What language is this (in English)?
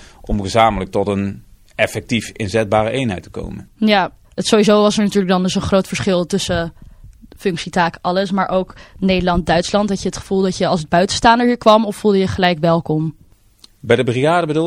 Dutch